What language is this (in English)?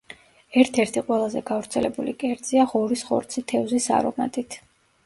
Georgian